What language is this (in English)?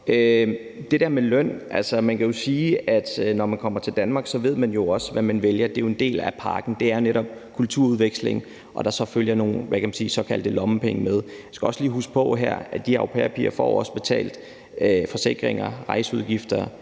Danish